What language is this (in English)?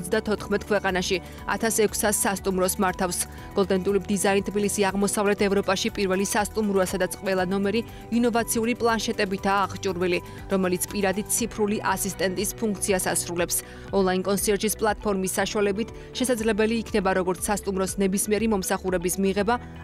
Romanian